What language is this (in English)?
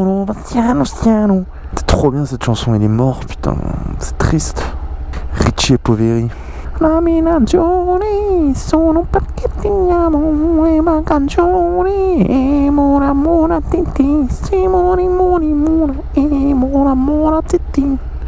French